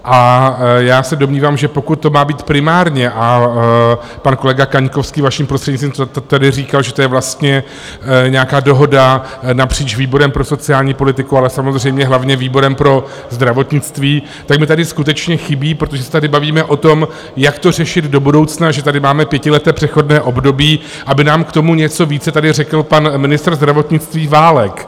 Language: Czech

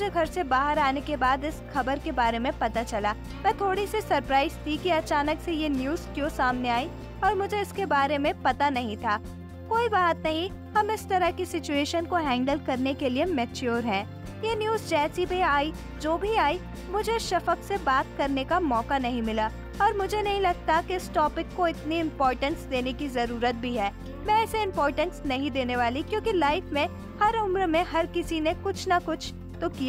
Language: Hindi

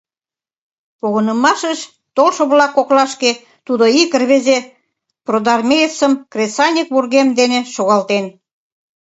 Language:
Mari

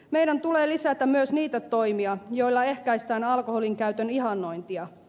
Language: Finnish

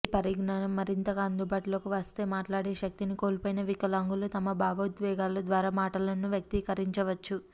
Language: Telugu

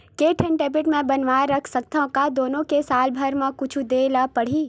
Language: Chhattisgarhi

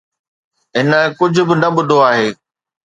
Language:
Sindhi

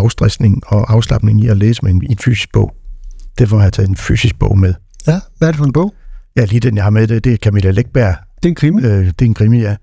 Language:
Danish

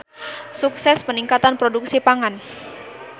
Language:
Sundanese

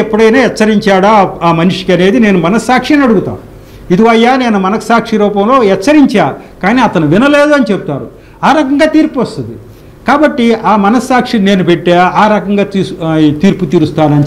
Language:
Hindi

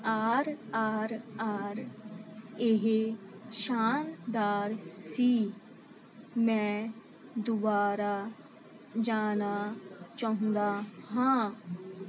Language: Punjabi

